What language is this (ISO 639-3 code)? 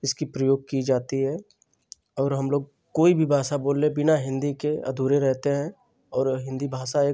hin